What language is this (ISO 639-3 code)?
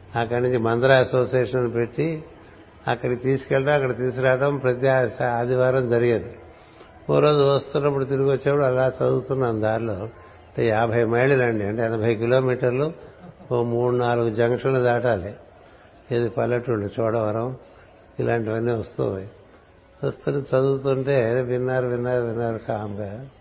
tel